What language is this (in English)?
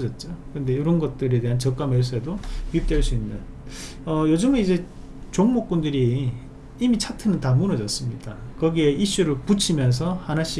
Korean